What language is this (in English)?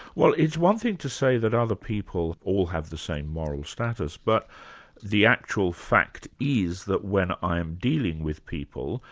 English